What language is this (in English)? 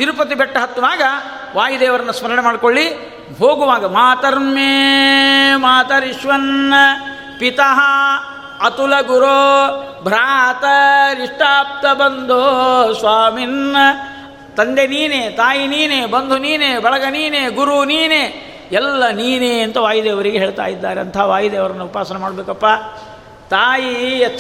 Kannada